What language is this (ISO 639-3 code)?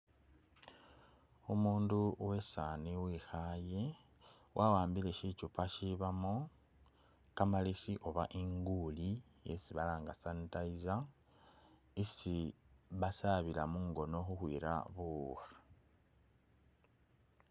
myx